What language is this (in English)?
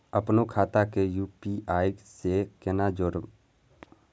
Maithili